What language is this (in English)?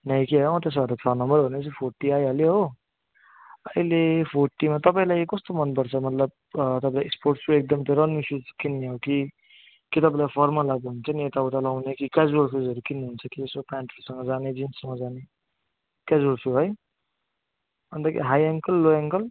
Nepali